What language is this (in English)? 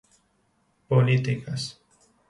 Spanish